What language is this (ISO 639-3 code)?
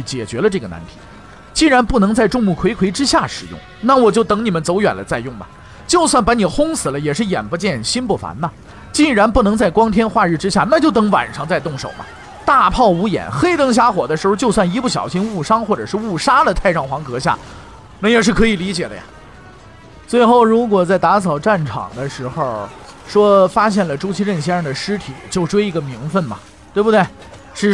zho